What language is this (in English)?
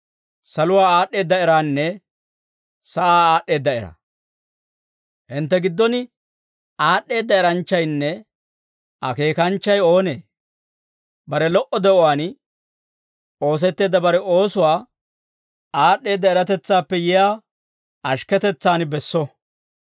Dawro